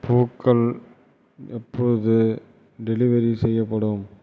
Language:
Tamil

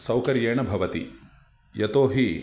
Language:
Sanskrit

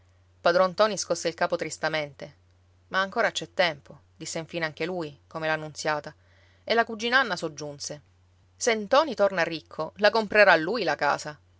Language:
Italian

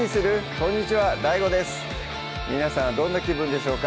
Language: Japanese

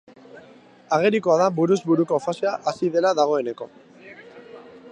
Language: Basque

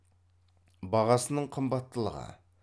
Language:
Kazakh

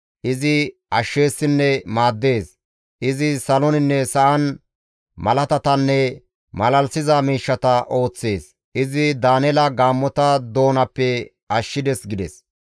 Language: Gamo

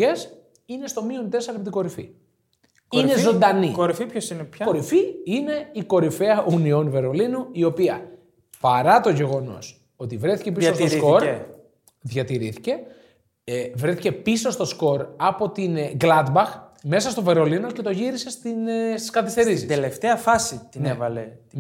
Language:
Greek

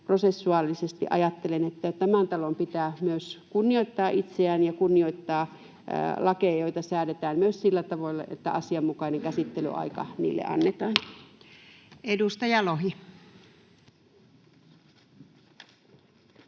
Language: Finnish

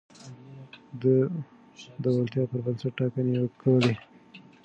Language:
Pashto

